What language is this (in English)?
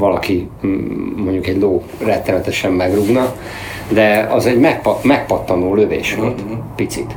Hungarian